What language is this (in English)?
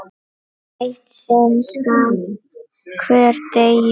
Icelandic